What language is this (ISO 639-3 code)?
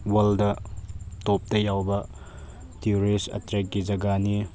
mni